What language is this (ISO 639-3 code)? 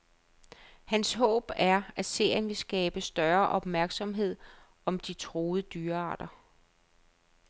dan